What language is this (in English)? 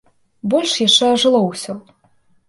Belarusian